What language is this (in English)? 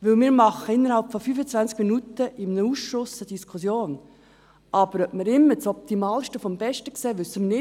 Swiss German